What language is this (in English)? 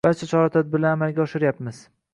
Uzbek